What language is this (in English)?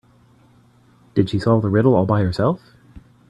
English